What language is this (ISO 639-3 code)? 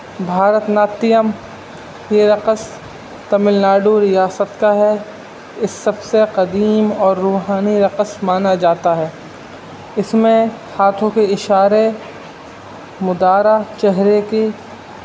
urd